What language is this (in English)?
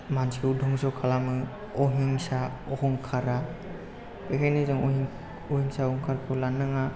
Bodo